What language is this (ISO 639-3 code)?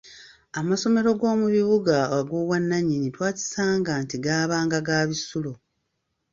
lug